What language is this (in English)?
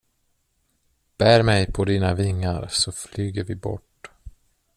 Swedish